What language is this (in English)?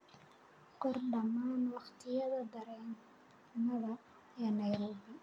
Somali